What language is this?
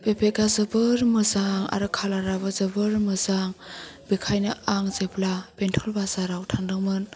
Bodo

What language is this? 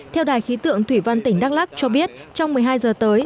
Vietnamese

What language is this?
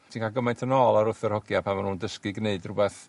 Welsh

